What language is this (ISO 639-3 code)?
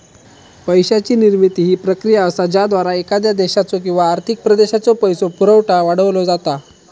mar